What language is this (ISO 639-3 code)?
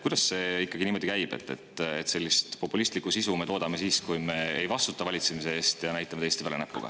est